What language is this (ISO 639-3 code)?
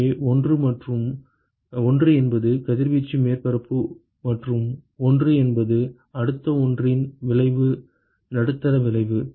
tam